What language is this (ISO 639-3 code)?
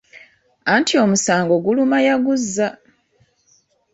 lug